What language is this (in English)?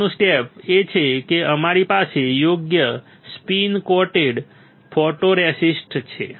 Gujarati